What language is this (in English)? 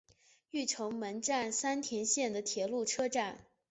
Chinese